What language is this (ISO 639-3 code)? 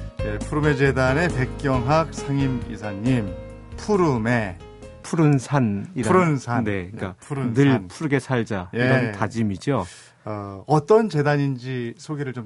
kor